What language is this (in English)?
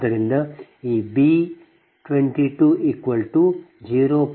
Kannada